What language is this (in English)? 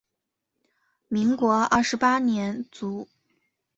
Chinese